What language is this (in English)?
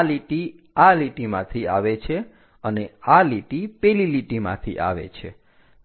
Gujarati